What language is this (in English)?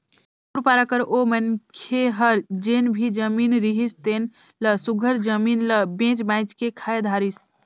Chhattisgarhi